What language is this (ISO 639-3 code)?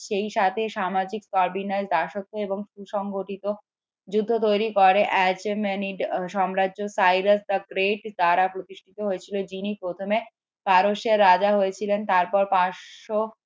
ben